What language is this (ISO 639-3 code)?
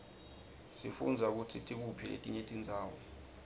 ssw